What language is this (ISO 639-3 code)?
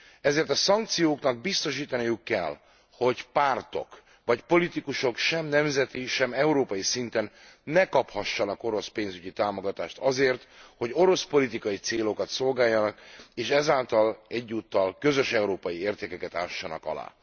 hun